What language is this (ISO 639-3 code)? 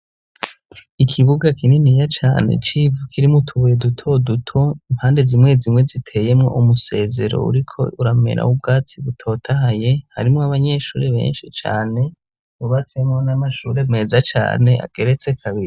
run